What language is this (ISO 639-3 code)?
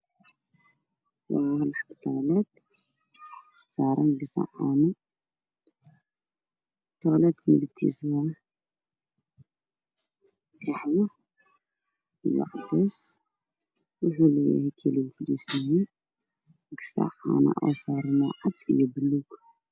som